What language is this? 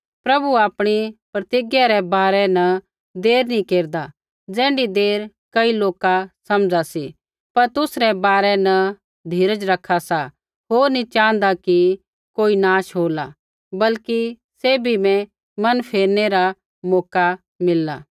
Kullu Pahari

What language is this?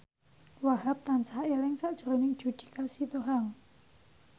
Javanese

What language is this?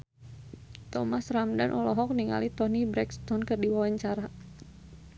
Sundanese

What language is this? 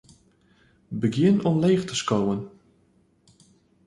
Western Frisian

